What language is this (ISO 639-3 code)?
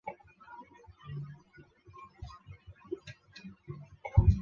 zho